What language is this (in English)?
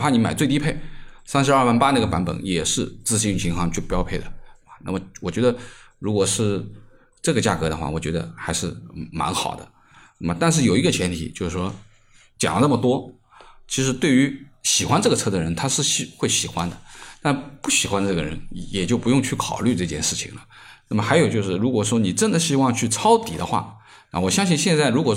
Chinese